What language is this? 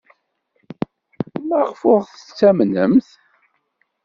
Kabyle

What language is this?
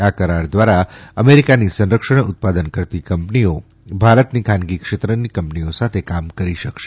Gujarati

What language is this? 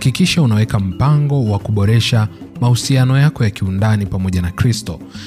Swahili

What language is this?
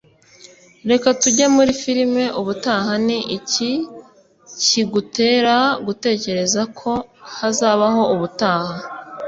Kinyarwanda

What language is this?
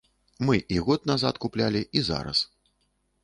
Belarusian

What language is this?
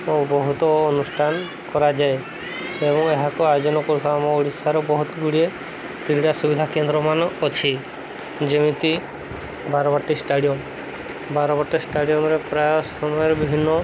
Odia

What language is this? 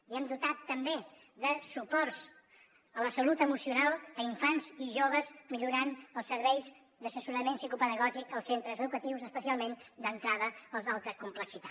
Catalan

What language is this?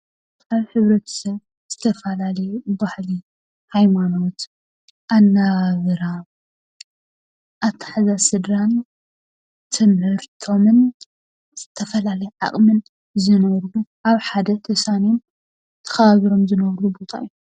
Tigrinya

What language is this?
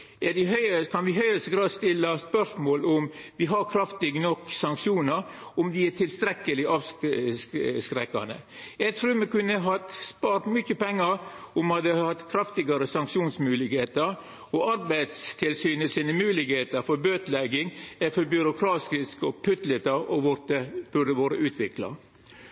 Norwegian Nynorsk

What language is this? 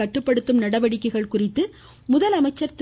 Tamil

